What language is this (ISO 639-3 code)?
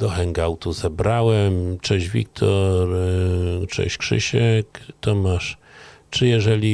pol